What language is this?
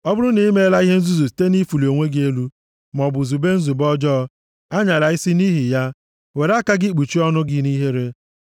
Igbo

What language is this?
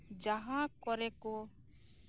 Santali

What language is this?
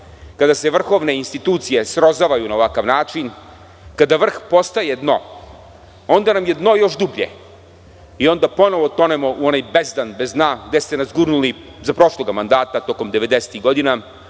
Serbian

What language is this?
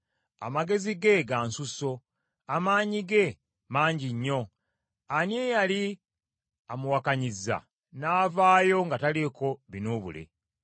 Ganda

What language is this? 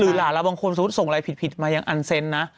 Thai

